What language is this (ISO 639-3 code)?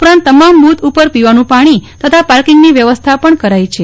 guj